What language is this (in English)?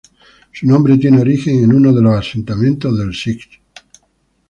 Spanish